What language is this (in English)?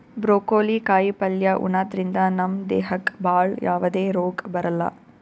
Kannada